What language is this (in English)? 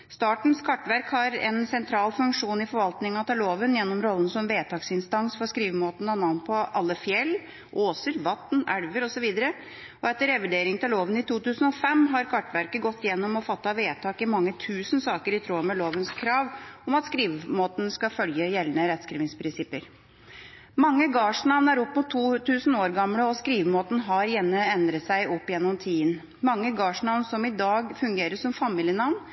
Norwegian Bokmål